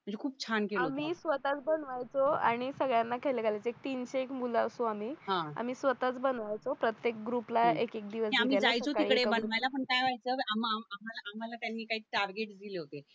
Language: Marathi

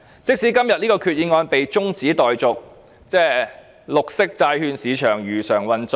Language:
Cantonese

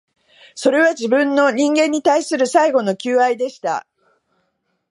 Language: Japanese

